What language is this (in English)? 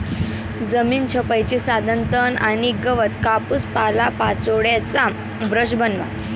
Marathi